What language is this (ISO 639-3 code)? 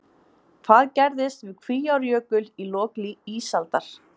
isl